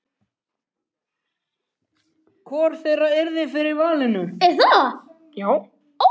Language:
Icelandic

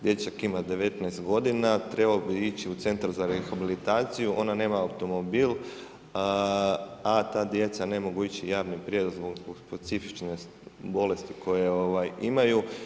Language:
Croatian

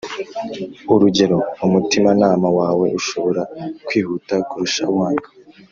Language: Kinyarwanda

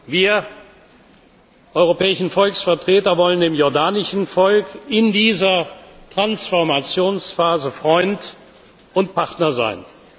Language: German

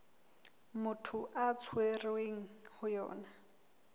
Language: Southern Sotho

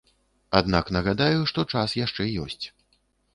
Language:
Belarusian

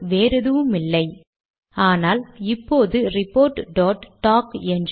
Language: Tamil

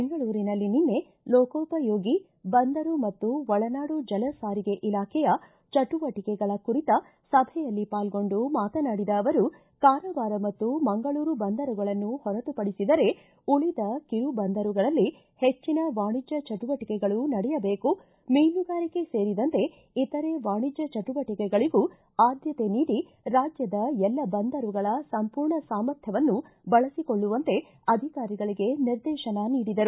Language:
Kannada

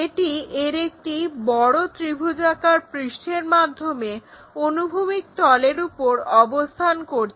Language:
Bangla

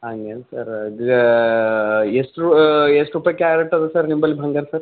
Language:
Kannada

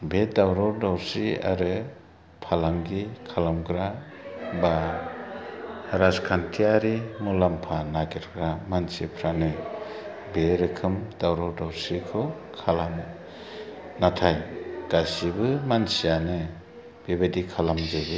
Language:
Bodo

